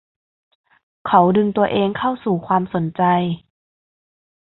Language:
Thai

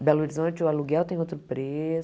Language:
Portuguese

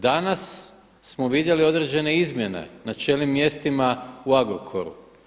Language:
Croatian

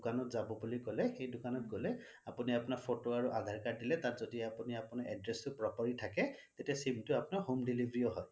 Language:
Assamese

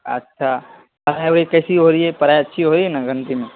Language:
Urdu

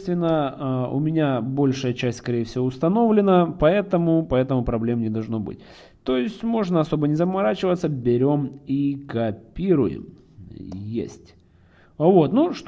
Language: Russian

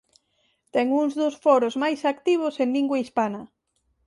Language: Galician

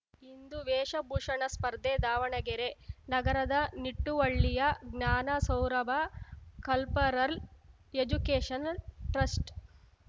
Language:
Kannada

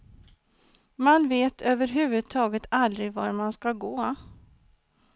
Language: Swedish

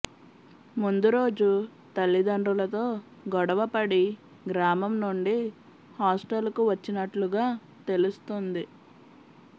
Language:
Telugu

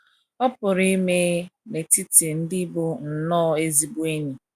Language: Igbo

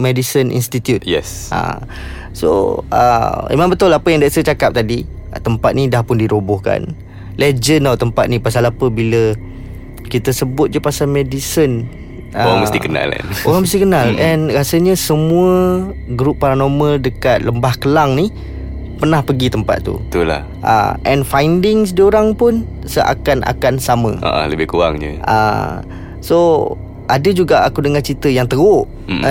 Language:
Malay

